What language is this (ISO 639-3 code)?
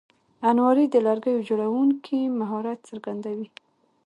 pus